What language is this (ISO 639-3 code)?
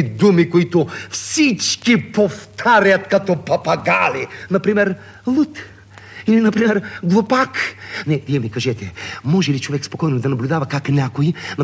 bul